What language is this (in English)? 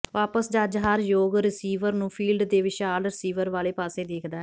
Punjabi